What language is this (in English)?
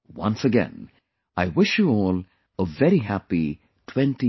English